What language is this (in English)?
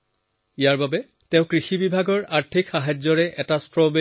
Assamese